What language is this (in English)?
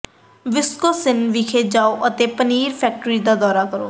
Punjabi